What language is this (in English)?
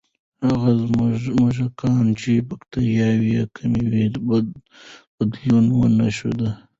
Pashto